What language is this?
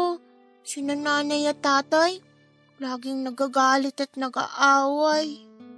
Filipino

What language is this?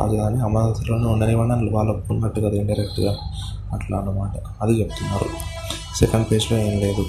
Telugu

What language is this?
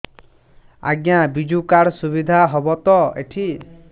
Odia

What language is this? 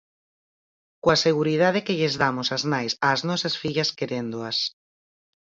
Galician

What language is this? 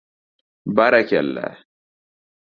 Uzbek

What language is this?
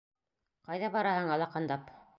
Bashkir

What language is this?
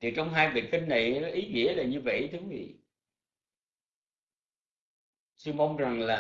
Vietnamese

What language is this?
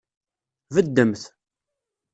Kabyle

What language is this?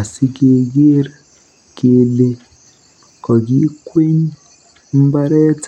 Kalenjin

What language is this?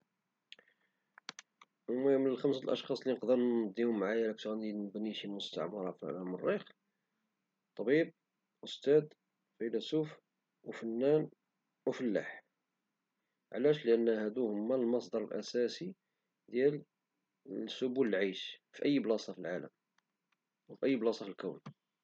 Moroccan Arabic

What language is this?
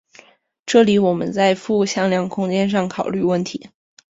Chinese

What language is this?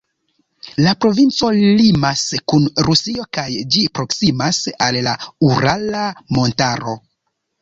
Esperanto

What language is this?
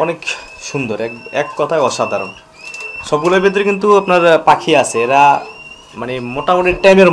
Turkish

